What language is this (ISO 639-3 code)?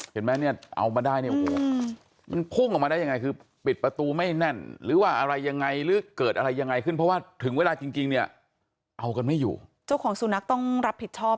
tha